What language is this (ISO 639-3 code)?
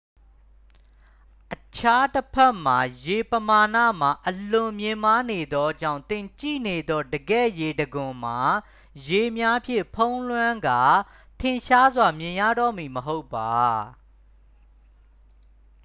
mya